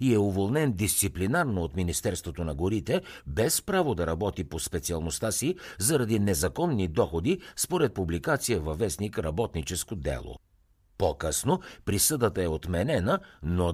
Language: Bulgarian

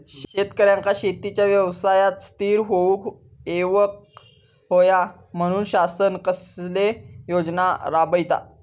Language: Marathi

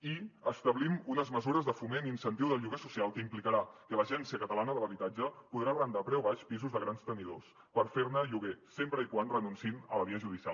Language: Catalan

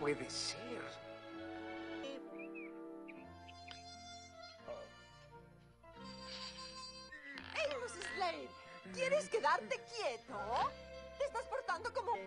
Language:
Spanish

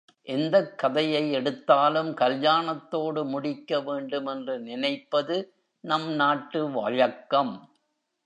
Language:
Tamil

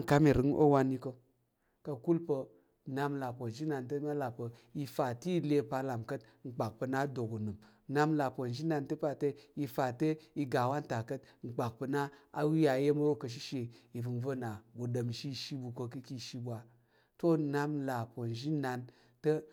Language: Tarok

